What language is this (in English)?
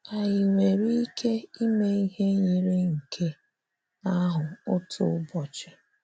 Igbo